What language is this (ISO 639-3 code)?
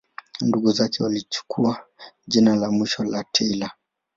swa